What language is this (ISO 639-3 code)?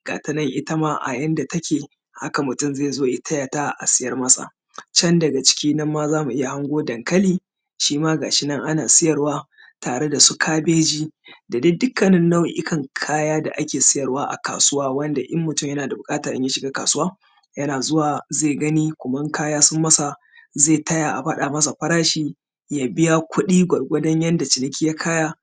hau